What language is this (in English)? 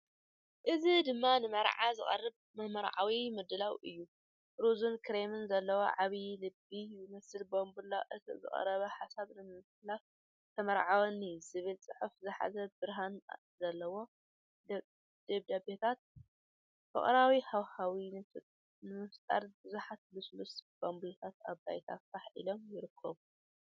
Tigrinya